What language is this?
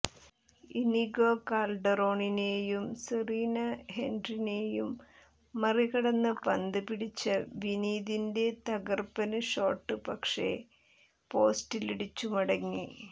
Malayalam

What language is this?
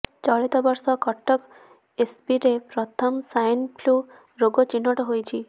Odia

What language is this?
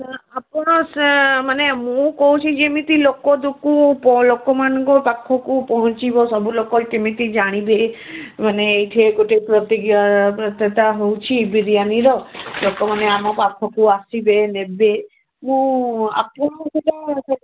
Odia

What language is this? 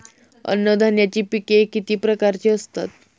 Marathi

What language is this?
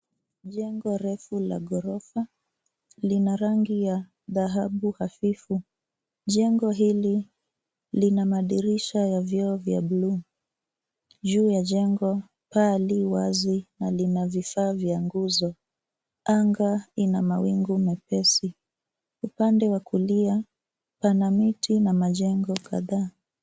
Swahili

